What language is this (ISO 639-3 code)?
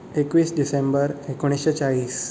kok